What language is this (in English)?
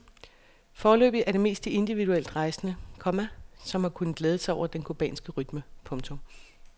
Danish